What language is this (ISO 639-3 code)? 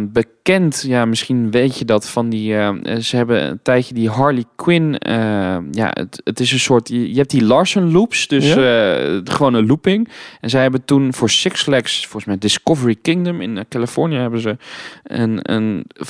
nld